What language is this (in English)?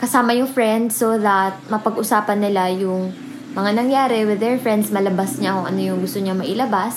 Filipino